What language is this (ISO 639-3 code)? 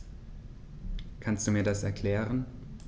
deu